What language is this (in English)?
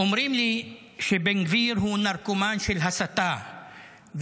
Hebrew